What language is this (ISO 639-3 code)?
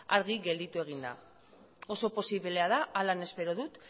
eus